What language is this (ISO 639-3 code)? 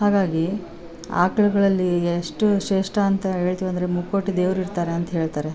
kan